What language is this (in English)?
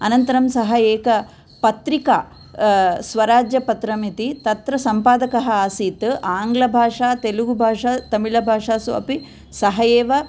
Sanskrit